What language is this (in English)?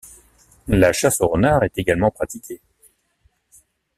French